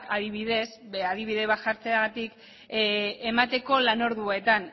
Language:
Basque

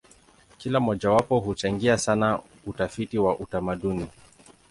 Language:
Swahili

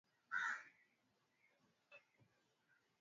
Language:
Swahili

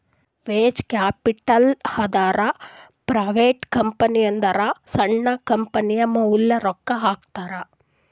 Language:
Kannada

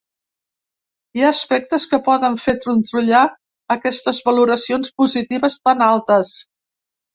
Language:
Catalan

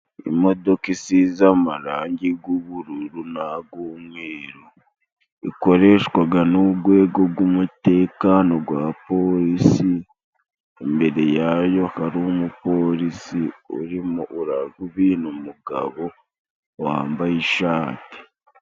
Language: Kinyarwanda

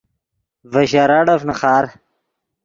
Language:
Yidgha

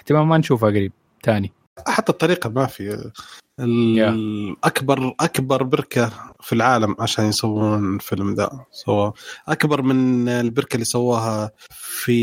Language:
Arabic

